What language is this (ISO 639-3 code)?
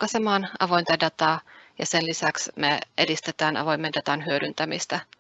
fin